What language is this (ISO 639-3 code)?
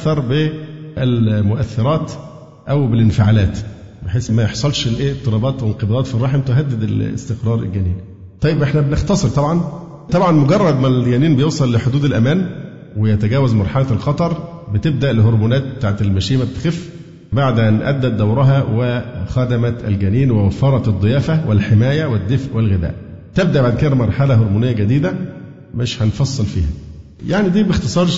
ara